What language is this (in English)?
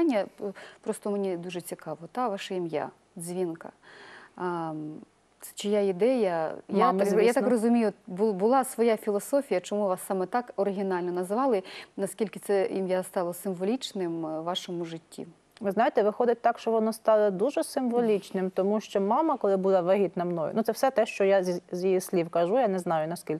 Russian